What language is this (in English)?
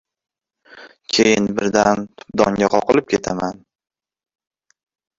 Uzbek